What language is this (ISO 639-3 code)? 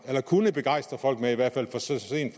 dan